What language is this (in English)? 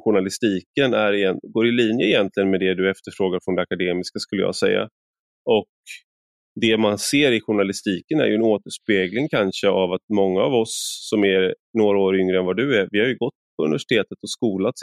Swedish